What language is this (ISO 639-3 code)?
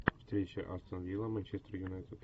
rus